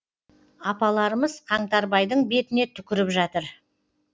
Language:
Kazakh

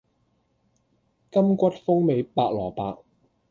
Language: Cantonese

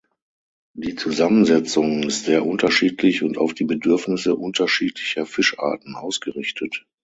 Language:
German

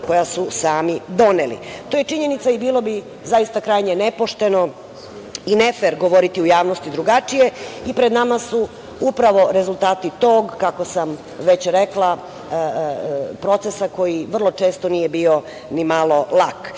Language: Serbian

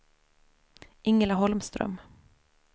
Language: Swedish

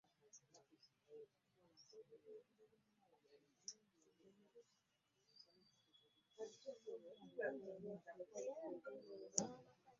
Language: Ganda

